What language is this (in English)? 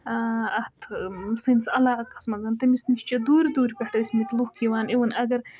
Kashmiri